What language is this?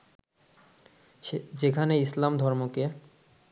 Bangla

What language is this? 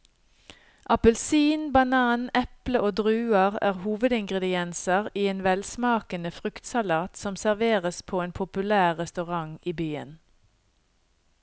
Norwegian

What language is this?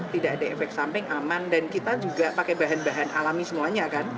Indonesian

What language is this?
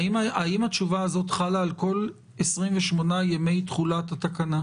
Hebrew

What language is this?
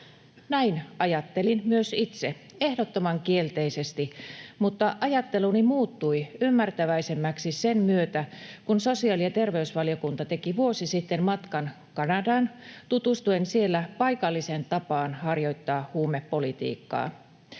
Finnish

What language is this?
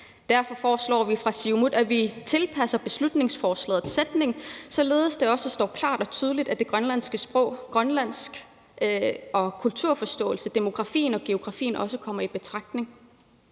Danish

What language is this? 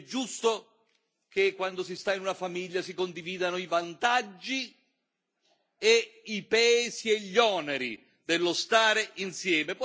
Italian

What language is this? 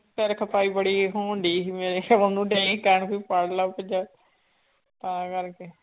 Punjabi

